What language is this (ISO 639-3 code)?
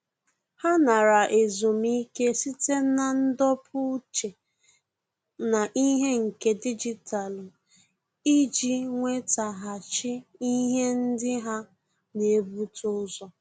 ibo